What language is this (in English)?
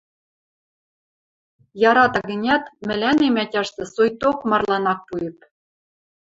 Western Mari